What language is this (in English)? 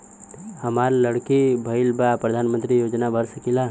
Bhojpuri